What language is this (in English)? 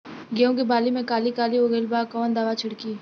Bhojpuri